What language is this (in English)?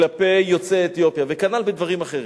Hebrew